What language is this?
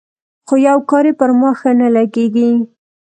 Pashto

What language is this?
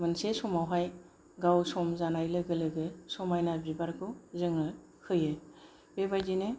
Bodo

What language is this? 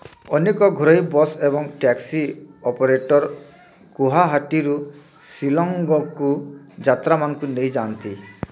Odia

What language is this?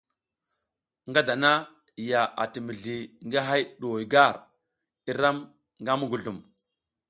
South Giziga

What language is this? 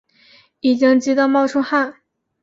Chinese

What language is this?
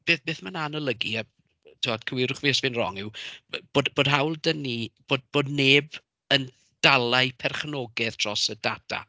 Welsh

